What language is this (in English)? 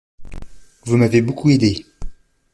French